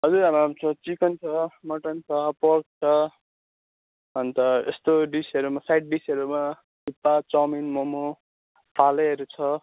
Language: Nepali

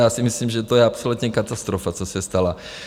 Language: Czech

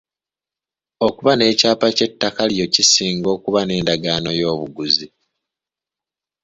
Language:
Ganda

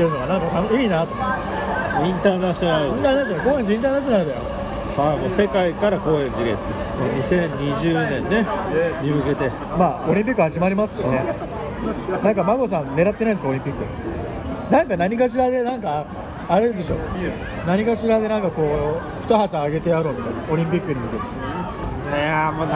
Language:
Japanese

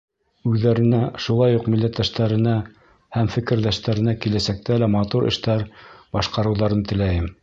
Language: Bashkir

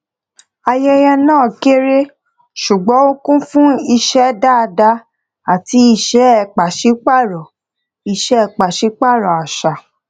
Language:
Yoruba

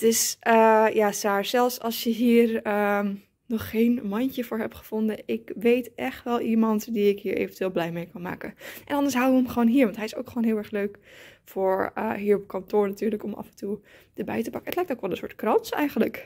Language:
Dutch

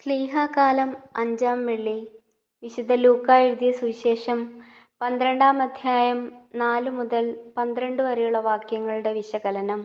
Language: Malayalam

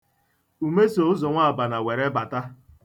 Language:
Igbo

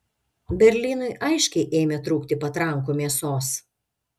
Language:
Lithuanian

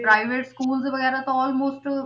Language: Punjabi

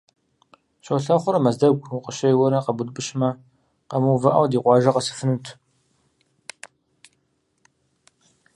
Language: Kabardian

